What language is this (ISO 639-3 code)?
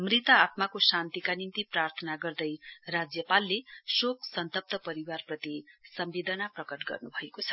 nep